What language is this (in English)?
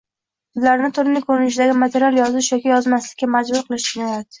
Uzbek